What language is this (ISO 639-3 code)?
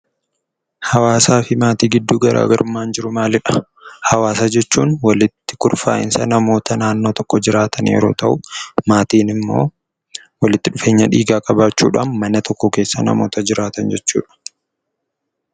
orm